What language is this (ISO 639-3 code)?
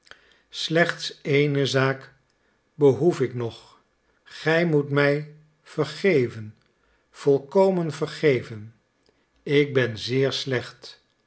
nld